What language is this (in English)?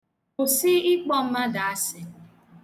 Igbo